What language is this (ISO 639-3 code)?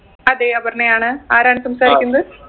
mal